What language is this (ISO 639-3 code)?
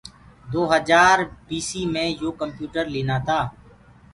ggg